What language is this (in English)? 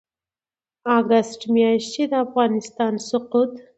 Pashto